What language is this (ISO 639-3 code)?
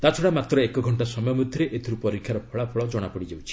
ori